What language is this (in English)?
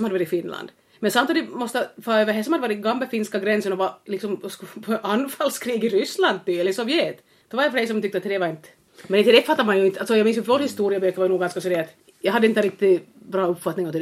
Swedish